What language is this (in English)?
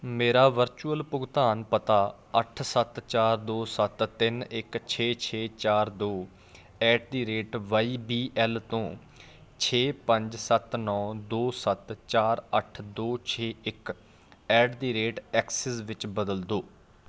Punjabi